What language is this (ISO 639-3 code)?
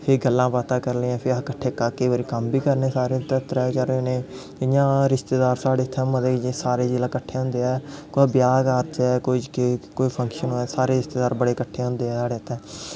doi